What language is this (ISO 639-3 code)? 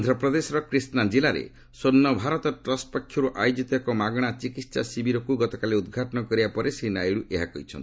ori